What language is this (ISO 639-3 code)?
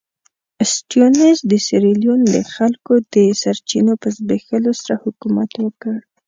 pus